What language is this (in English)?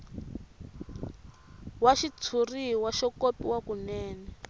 Tsonga